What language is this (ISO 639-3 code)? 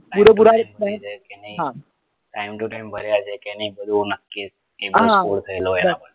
guj